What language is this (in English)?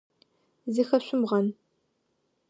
Adyghe